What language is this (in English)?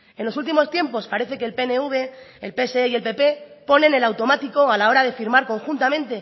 Spanish